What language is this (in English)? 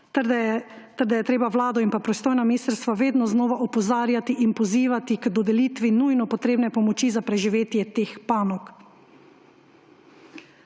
Slovenian